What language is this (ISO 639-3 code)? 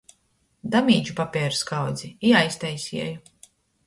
ltg